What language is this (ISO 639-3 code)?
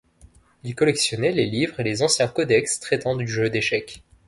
fra